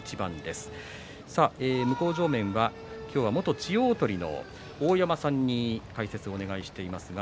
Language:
Japanese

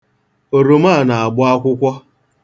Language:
Igbo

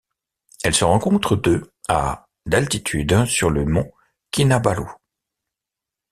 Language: French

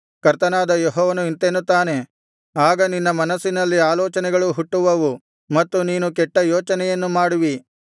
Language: Kannada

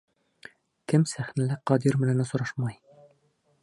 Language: Bashkir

